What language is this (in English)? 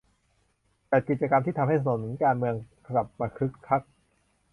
Thai